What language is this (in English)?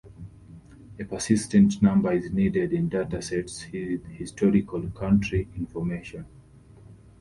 English